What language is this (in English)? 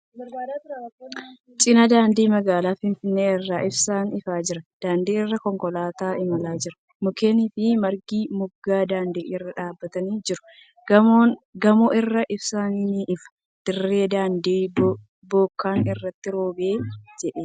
Oromo